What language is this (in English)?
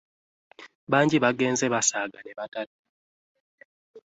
Ganda